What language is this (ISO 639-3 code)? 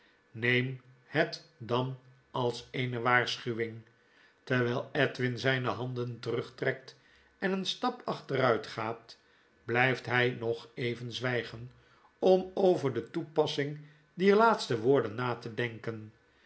nld